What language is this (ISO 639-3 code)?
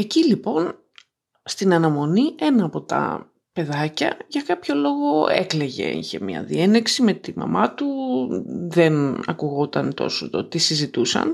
ell